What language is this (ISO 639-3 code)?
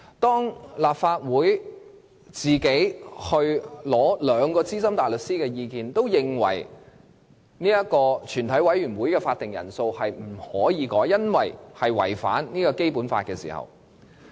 yue